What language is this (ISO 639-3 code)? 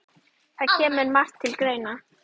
isl